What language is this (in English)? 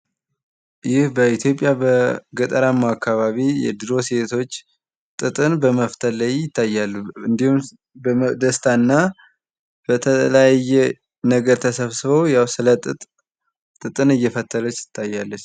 Amharic